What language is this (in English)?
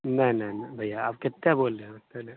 Hindi